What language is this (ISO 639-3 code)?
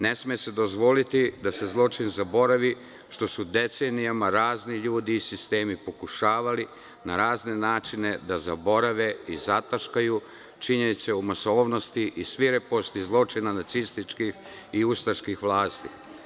srp